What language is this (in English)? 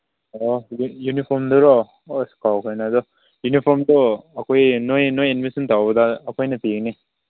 Manipuri